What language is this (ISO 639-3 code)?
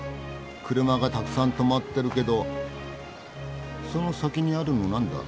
jpn